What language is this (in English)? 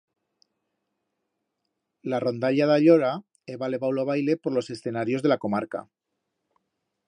Aragonese